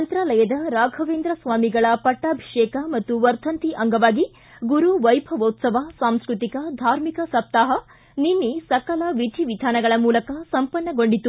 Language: Kannada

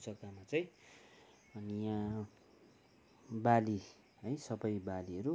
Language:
Nepali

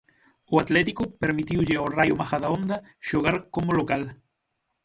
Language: Galician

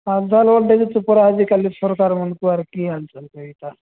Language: Odia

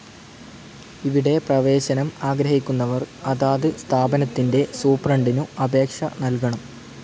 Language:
Malayalam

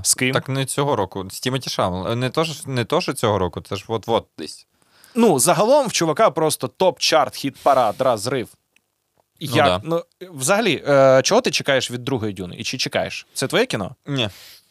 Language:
Ukrainian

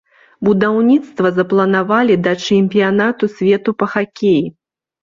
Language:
Belarusian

